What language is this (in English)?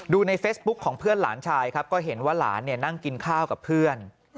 Thai